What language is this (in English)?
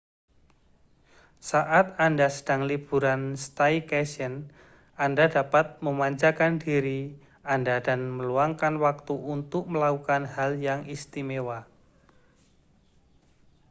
Indonesian